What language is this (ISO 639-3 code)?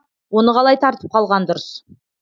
kaz